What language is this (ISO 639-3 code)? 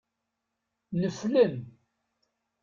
kab